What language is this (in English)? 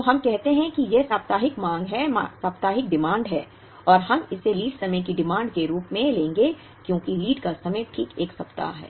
Hindi